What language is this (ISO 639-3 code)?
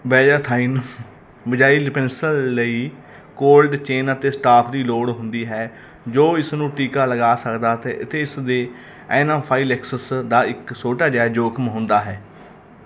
pan